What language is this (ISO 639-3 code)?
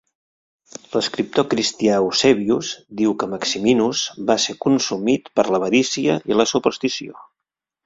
cat